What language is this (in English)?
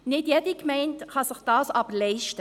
Swiss German